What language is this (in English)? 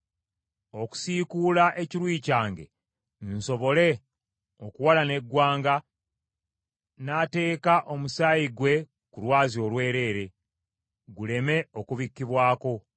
Ganda